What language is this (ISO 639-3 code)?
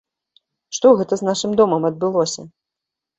bel